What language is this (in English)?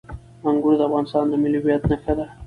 Pashto